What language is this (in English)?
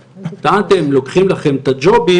Hebrew